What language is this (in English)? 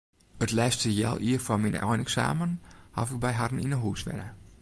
Western Frisian